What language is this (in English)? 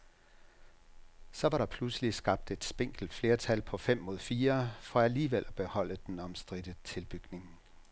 Danish